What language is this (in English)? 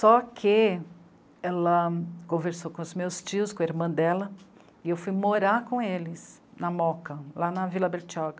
Portuguese